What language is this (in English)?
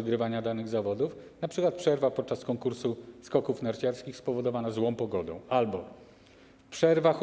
Polish